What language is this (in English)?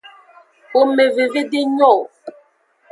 Aja (Benin)